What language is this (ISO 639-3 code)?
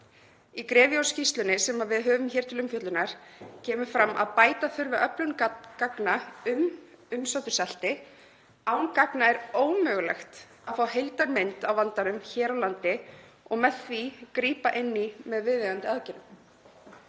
isl